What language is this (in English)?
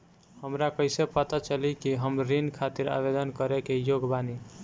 Bhojpuri